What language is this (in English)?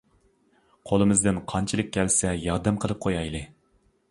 Uyghur